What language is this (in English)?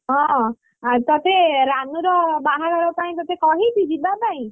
Odia